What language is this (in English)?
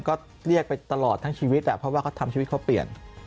Thai